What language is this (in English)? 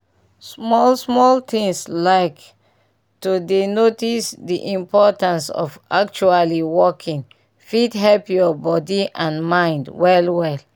Nigerian Pidgin